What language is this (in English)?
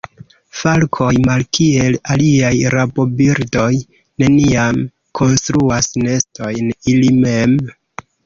Esperanto